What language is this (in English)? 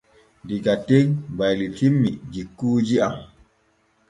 Borgu Fulfulde